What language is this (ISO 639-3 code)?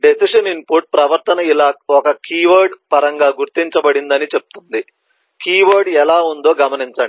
tel